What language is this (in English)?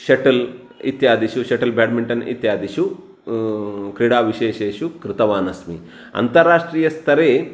Sanskrit